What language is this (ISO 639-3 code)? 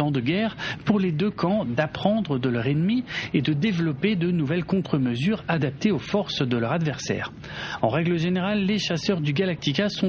fra